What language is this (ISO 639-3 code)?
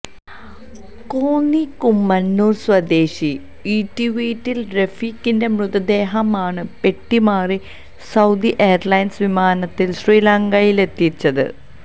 mal